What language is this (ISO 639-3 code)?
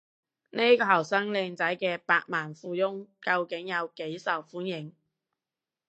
yue